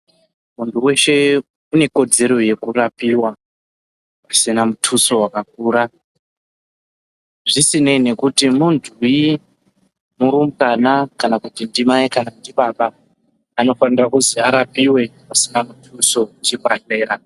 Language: Ndau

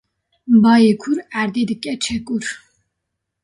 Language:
Kurdish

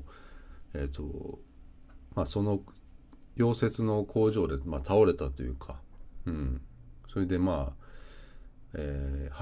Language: Japanese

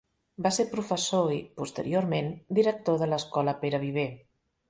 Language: Catalan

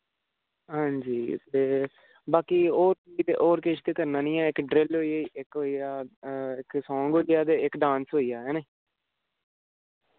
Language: Dogri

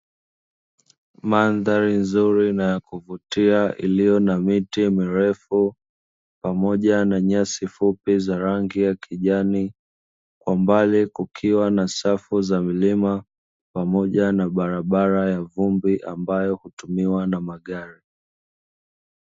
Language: Swahili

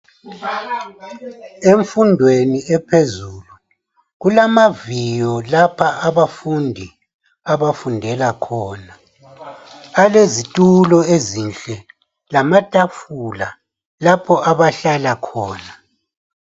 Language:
North Ndebele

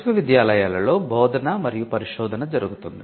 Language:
Telugu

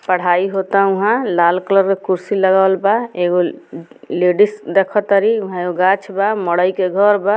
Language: Bhojpuri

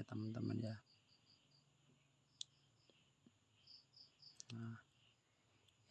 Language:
Indonesian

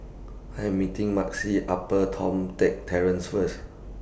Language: English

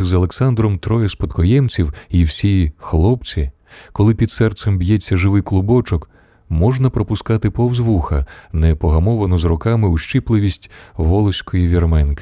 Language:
Ukrainian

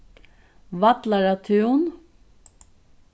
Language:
Faroese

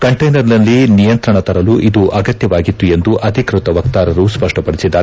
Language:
Kannada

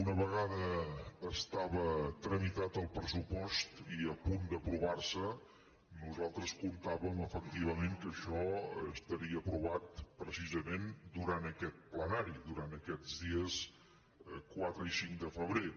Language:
Catalan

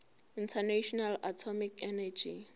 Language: Zulu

